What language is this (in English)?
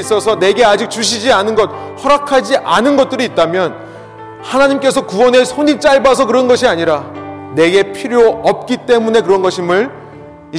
Korean